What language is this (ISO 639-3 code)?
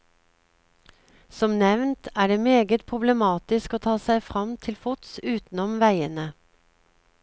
nor